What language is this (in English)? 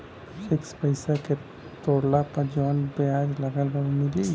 Bhojpuri